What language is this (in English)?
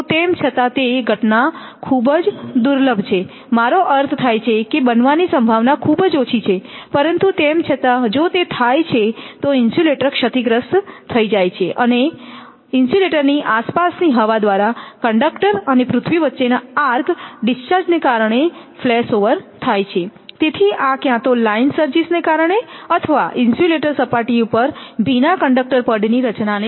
Gujarati